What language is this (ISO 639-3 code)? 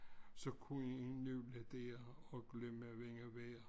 dan